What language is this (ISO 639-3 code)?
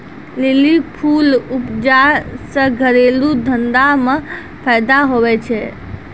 mai